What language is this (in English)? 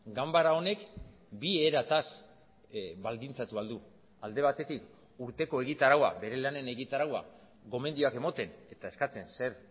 Basque